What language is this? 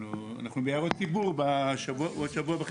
Hebrew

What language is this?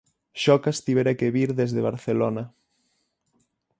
Galician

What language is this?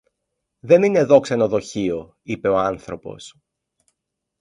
Greek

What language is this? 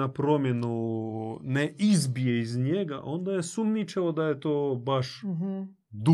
Croatian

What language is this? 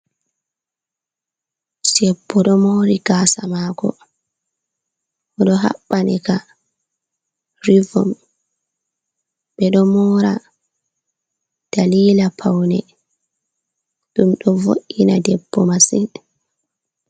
Fula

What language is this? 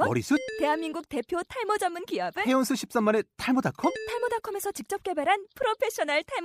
Korean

